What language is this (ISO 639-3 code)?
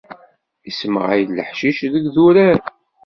kab